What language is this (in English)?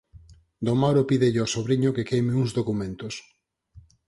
Galician